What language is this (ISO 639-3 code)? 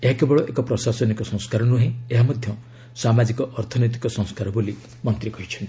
ori